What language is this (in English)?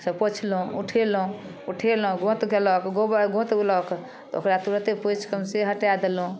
Maithili